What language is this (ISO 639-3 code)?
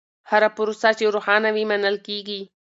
pus